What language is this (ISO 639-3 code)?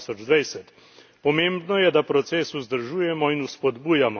slv